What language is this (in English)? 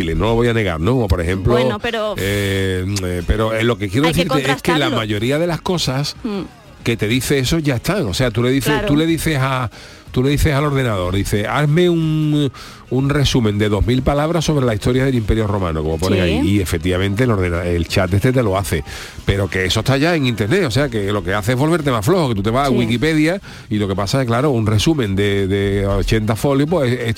Spanish